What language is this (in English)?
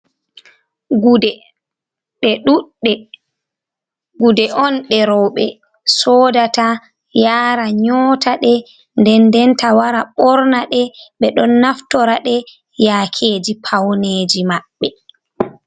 Fula